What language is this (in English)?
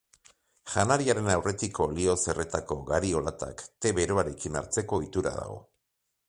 Basque